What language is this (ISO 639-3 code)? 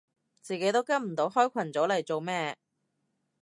yue